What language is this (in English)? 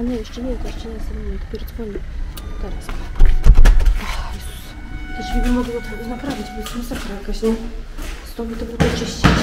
Polish